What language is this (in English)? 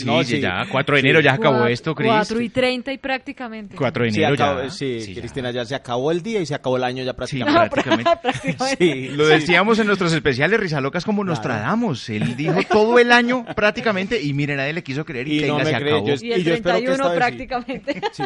Spanish